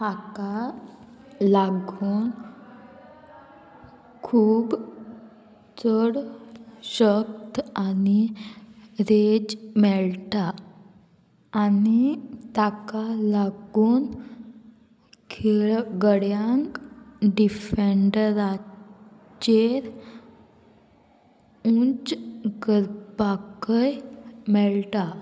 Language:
Konkani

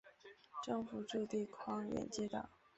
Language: Chinese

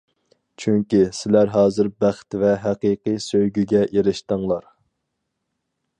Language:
Uyghur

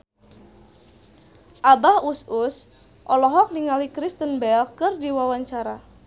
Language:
Sundanese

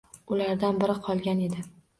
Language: Uzbek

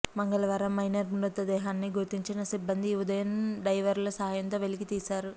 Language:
Telugu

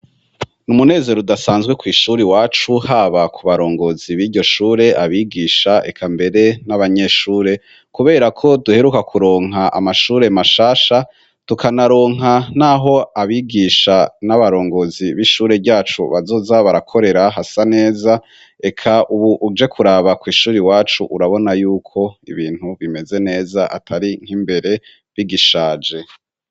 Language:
Rundi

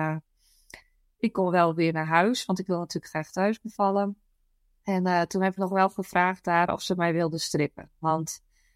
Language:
Dutch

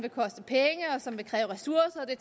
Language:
Danish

